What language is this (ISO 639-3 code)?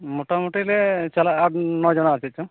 sat